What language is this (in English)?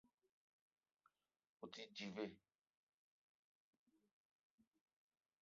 Eton (Cameroon)